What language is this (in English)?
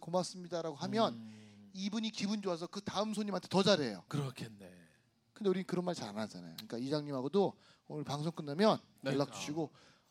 Korean